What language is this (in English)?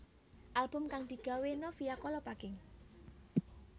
Javanese